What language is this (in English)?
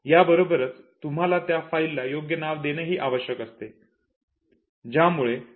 Marathi